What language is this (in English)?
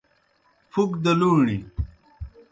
Kohistani Shina